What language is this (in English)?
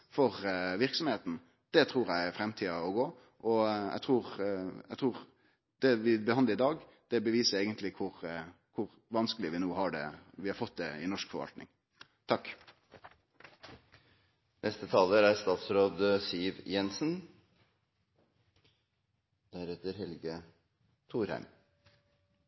Norwegian Nynorsk